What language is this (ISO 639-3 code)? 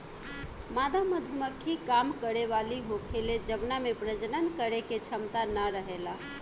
bho